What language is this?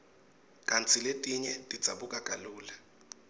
Swati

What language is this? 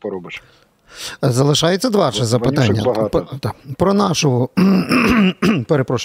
Ukrainian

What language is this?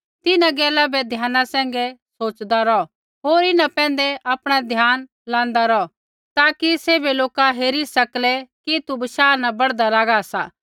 Kullu Pahari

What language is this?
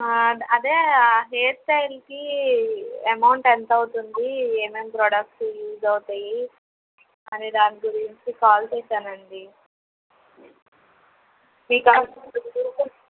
Telugu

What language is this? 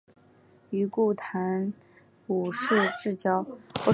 Chinese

